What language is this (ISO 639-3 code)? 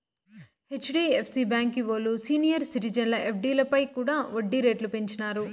tel